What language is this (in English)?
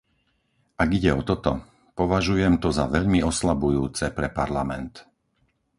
Slovak